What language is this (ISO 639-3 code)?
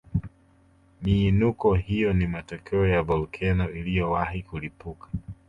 swa